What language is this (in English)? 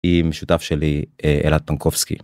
Hebrew